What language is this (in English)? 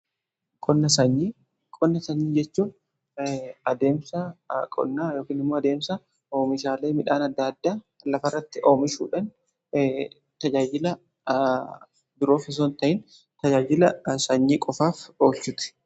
Oromo